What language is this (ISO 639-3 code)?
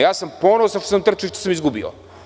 srp